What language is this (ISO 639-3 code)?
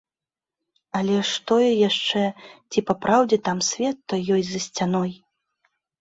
bel